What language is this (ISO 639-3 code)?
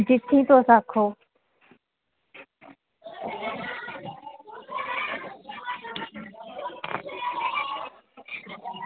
doi